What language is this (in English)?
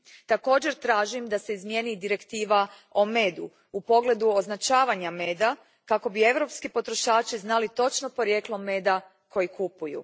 Croatian